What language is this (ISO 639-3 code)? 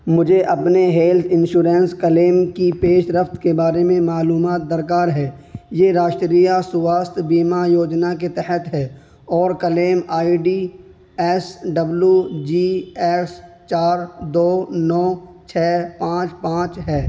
urd